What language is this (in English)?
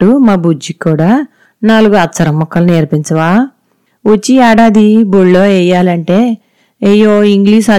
Telugu